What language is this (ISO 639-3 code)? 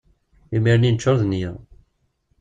kab